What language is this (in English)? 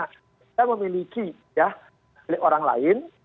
Indonesian